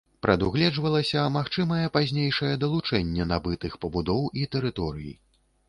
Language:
Belarusian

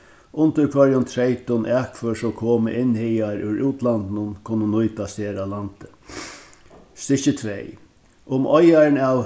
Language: Faroese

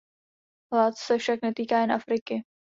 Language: Czech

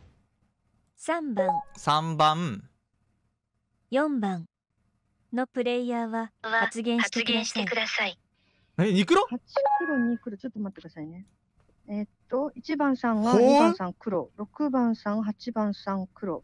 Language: Japanese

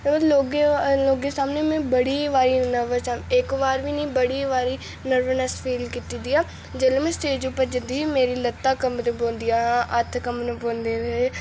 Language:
Dogri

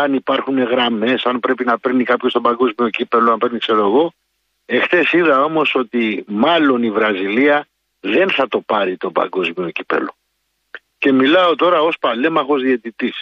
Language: Greek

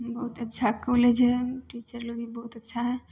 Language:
Maithili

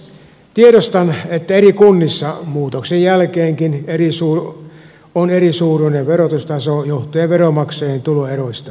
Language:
Finnish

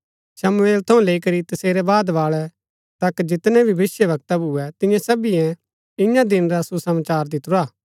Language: Gaddi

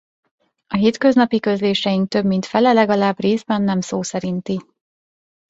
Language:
Hungarian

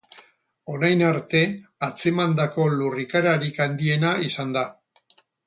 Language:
Basque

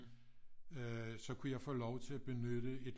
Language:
Danish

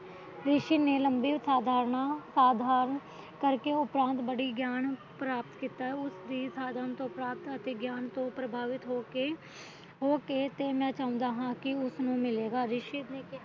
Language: Punjabi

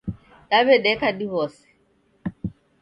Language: Taita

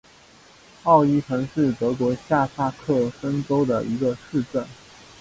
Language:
Chinese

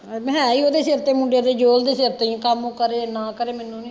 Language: Punjabi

